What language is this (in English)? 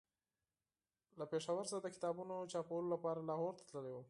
Pashto